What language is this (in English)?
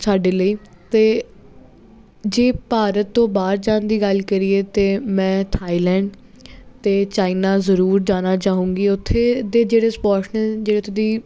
Punjabi